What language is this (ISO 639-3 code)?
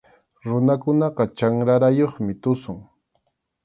qxu